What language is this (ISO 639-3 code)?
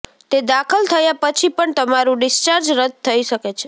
guj